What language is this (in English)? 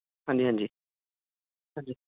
Punjabi